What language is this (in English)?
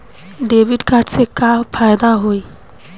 Bhojpuri